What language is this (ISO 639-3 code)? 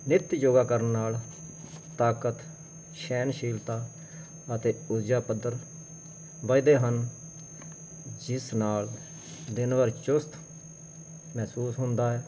pan